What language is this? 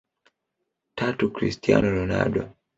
Swahili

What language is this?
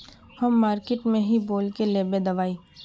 Magahi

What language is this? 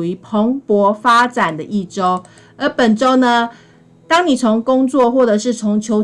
Chinese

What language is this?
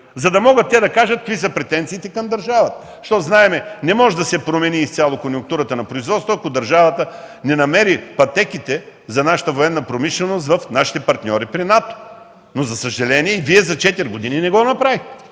Bulgarian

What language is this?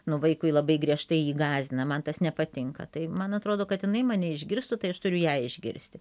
Lithuanian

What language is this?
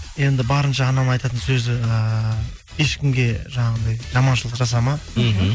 Kazakh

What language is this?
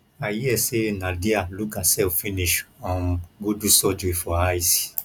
Nigerian Pidgin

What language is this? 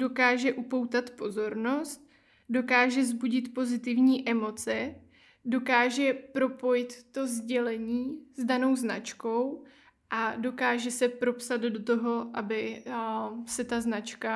Czech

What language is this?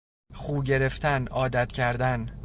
Persian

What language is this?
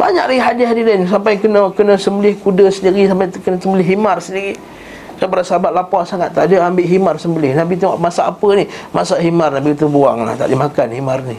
Malay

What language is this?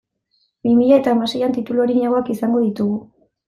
Basque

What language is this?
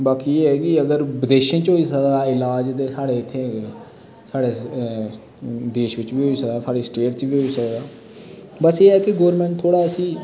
Dogri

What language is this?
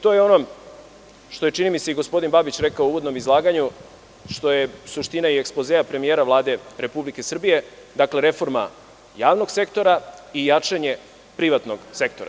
Serbian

